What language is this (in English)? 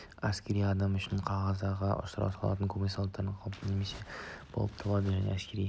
Kazakh